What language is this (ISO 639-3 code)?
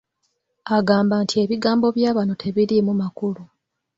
lug